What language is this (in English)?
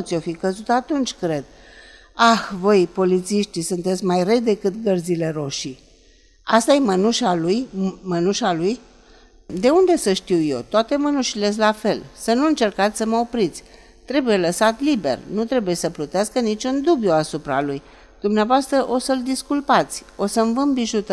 Romanian